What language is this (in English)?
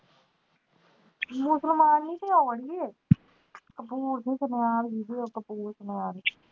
Punjabi